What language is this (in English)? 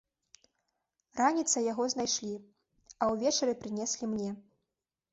Belarusian